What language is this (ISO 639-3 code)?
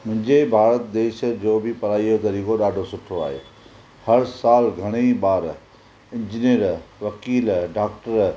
snd